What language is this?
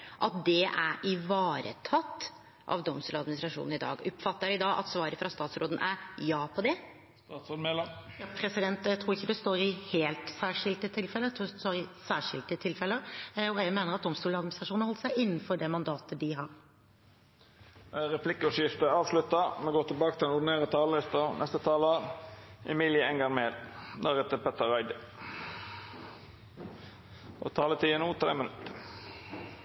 Norwegian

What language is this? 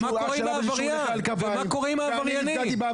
Hebrew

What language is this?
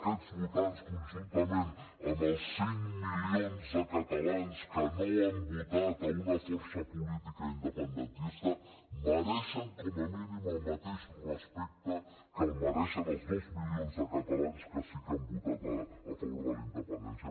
Catalan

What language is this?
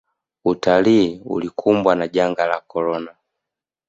Swahili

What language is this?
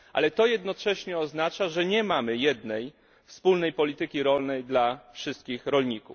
Polish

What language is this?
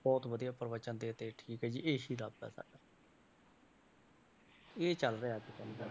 Punjabi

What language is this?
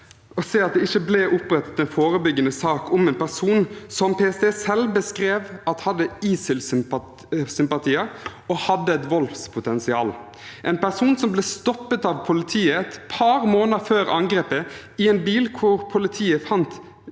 Norwegian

